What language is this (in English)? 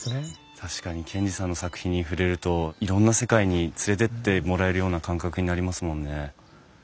Japanese